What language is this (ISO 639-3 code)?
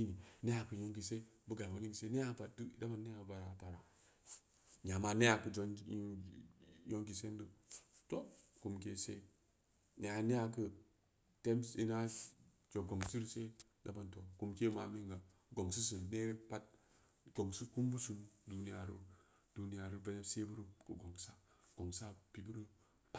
ndi